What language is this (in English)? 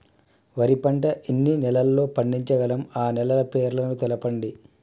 Telugu